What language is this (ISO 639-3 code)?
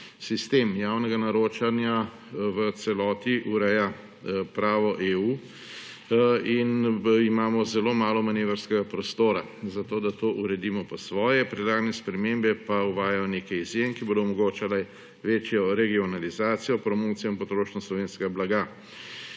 slv